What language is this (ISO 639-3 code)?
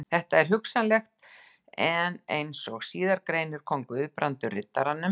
isl